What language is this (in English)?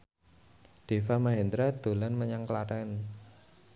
Javanese